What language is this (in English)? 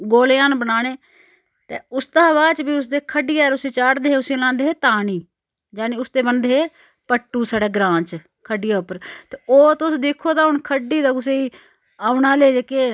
Dogri